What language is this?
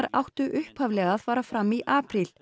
Icelandic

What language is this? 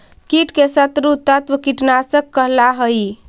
Magahi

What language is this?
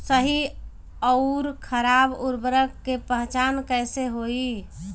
Bhojpuri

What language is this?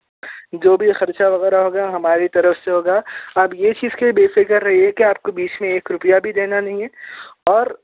Urdu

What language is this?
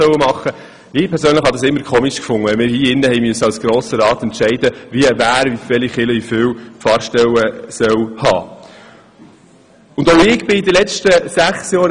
Swiss German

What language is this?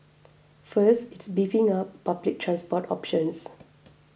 English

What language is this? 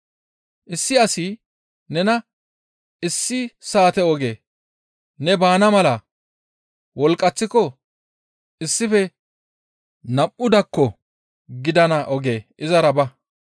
Gamo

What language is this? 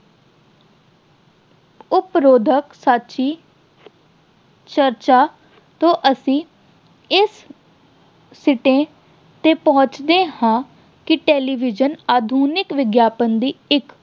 Punjabi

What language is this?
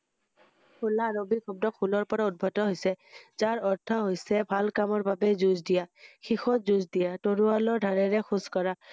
Assamese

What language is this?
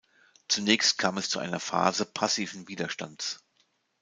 German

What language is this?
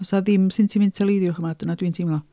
Welsh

